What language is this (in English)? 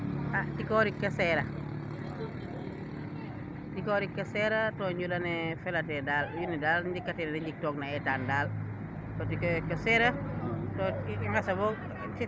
Serer